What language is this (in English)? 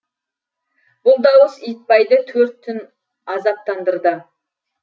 Kazakh